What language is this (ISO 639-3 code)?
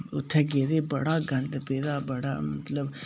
doi